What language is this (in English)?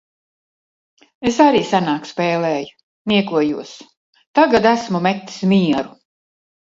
Latvian